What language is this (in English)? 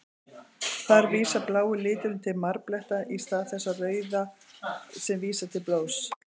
Icelandic